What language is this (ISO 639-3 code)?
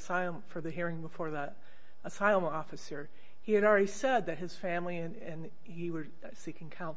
eng